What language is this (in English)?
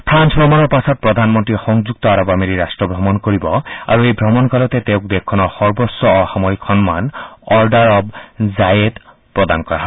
Assamese